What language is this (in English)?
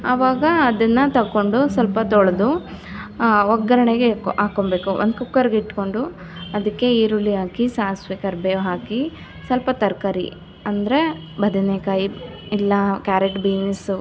Kannada